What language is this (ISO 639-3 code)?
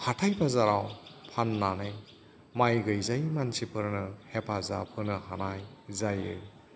brx